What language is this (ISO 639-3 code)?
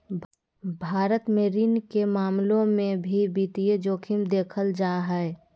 mag